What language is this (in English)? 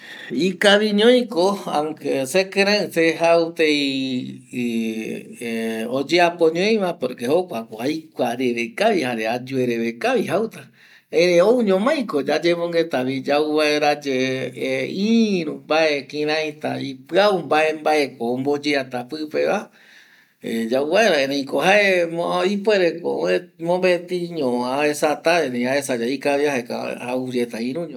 Eastern Bolivian Guaraní